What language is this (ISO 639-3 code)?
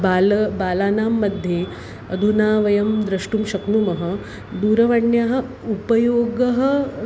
san